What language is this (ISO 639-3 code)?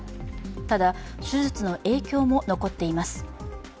jpn